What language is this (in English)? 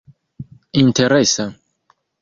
Esperanto